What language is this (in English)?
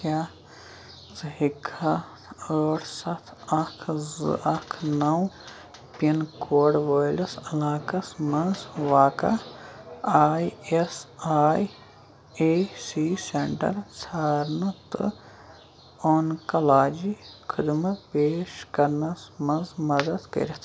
Kashmiri